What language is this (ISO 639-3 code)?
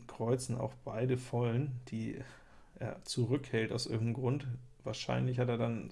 deu